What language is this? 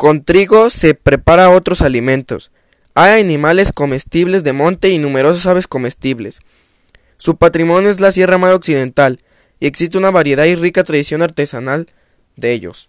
Spanish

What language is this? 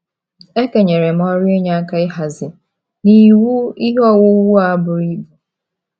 Igbo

